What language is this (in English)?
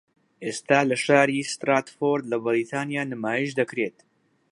Central Kurdish